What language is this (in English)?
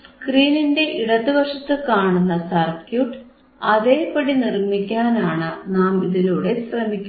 Malayalam